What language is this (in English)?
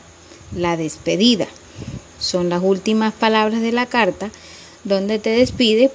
Spanish